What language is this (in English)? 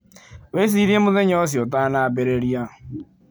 Kikuyu